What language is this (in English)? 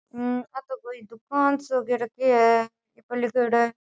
Rajasthani